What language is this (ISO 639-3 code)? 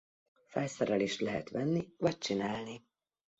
hun